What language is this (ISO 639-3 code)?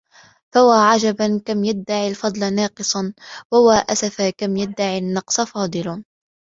ara